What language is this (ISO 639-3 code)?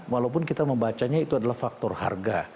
ind